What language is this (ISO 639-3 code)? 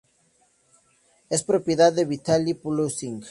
spa